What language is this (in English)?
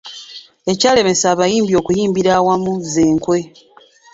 Ganda